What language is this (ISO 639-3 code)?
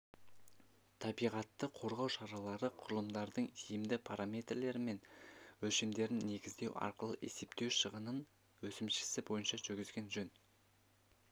kaz